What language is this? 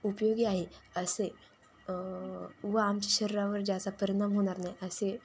Marathi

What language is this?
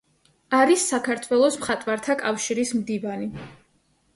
Georgian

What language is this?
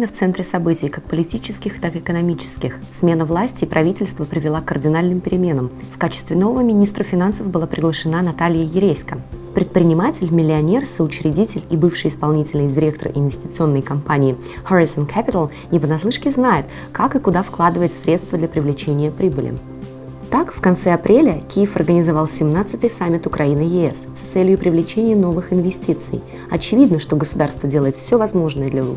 Russian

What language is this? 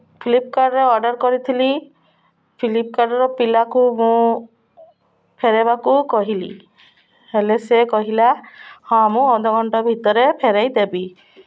Odia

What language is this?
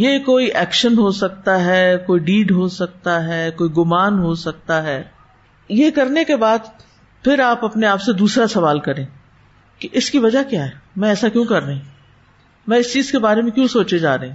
Urdu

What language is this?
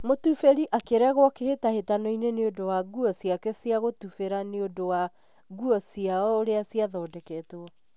Kikuyu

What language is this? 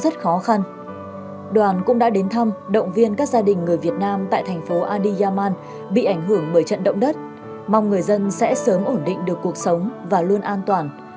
Vietnamese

